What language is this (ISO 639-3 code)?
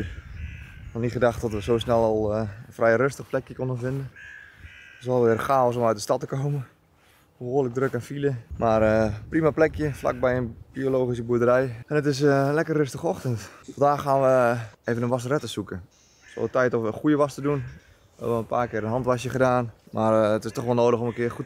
nld